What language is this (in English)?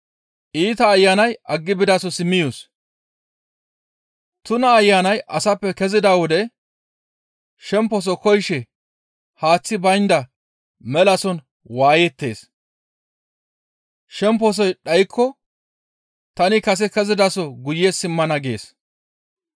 Gamo